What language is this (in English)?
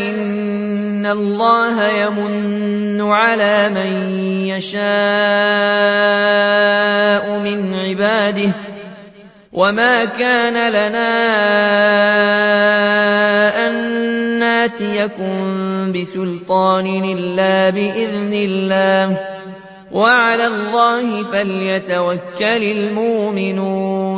Arabic